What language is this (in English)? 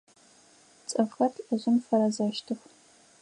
Adyghe